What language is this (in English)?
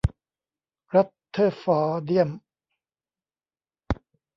Thai